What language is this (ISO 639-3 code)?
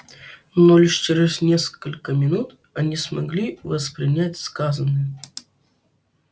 rus